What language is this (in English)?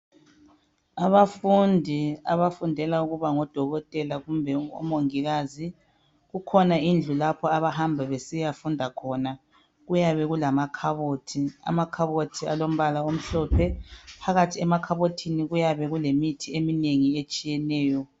North Ndebele